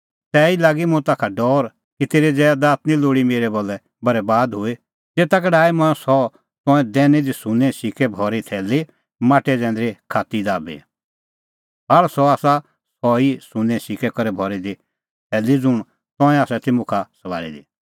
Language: Kullu Pahari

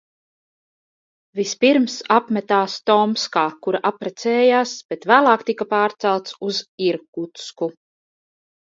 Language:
Latvian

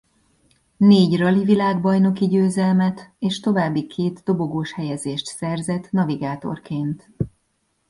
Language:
Hungarian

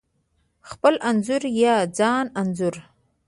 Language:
Pashto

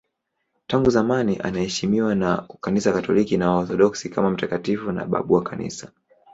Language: Swahili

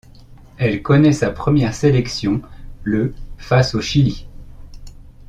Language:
French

